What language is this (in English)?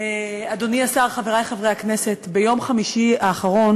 Hebrew